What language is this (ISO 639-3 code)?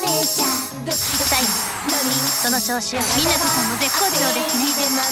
jpn